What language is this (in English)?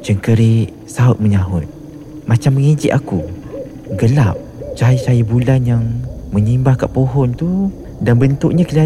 Malay